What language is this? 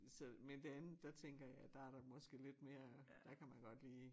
Danish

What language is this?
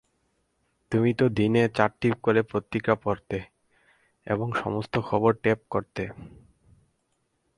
Bangla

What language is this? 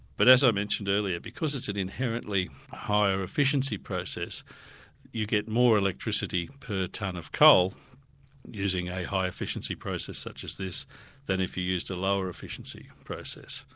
English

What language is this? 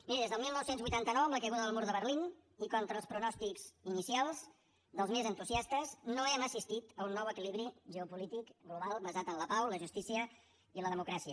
Catalan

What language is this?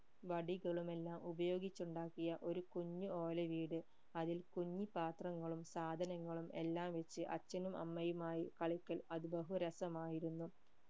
Malayalam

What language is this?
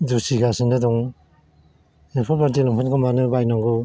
Bodo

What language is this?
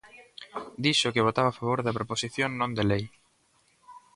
Galician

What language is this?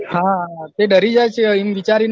Gujarati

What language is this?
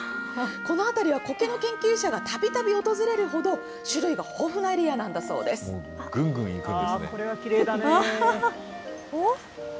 Japanese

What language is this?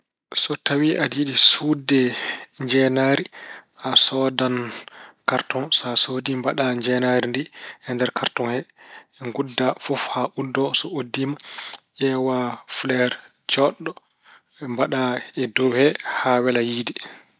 Fula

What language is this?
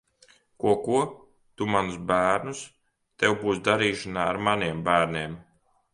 Latvian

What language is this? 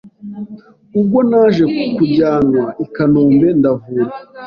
Kinyarwanda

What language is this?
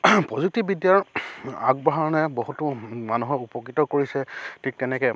Assamese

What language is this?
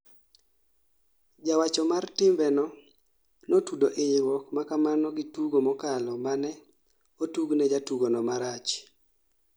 Luo (Kenya and Tanzania)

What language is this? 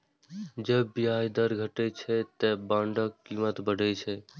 Maithili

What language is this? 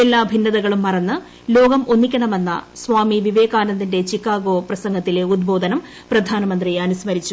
Malayalam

